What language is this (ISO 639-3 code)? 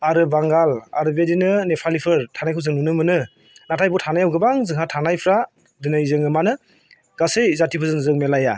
brx